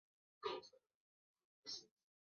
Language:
Chinese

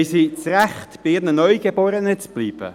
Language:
Swiss German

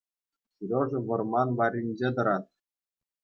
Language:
Chuvash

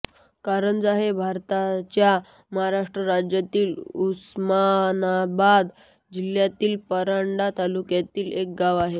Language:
Marathi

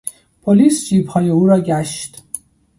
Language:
Persian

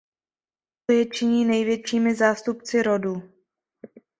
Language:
Czech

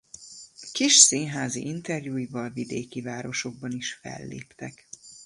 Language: Hungarian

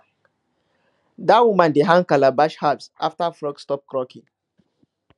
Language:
Nigerian Pidgin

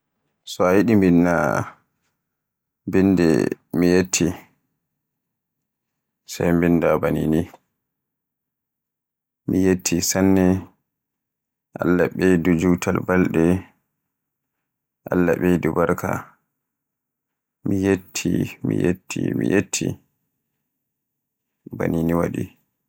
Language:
Borgu Fulfulde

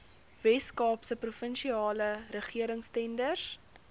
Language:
Afrikaans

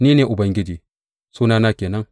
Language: Hausa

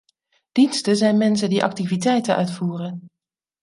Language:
Dutch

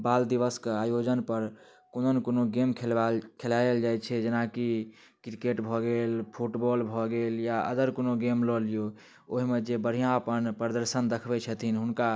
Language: Maithili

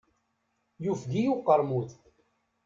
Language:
Kabyle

